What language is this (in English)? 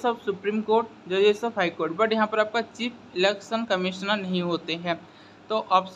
Hindi